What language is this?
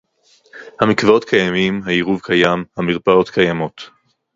Hebrew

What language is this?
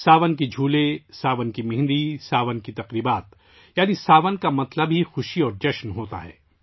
Urdu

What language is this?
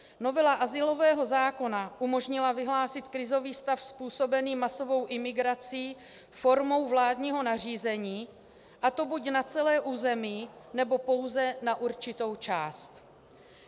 Czech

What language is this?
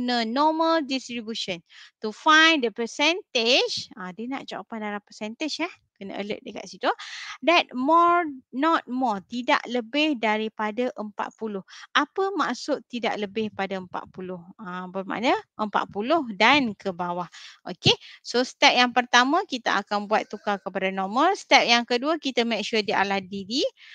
Malay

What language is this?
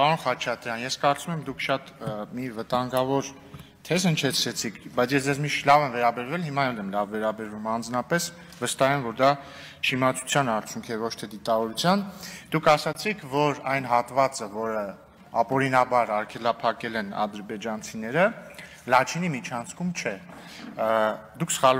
Romanian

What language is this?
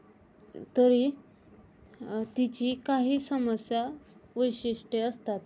Marathi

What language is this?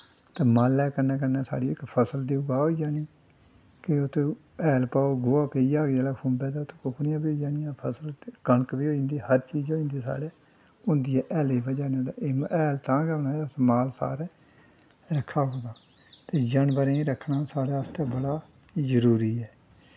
Dogri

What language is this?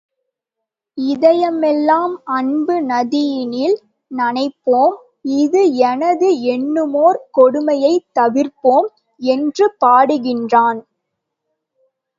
Tamil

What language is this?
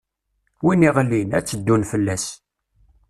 Kabyle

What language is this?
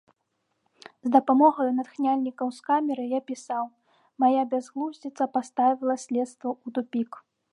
Belarusian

